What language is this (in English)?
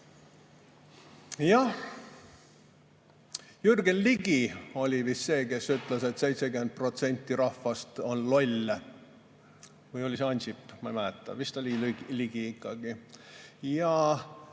Estonian